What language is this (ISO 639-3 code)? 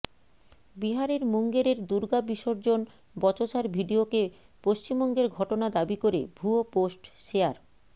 ben